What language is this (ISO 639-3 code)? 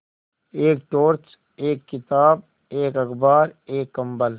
hin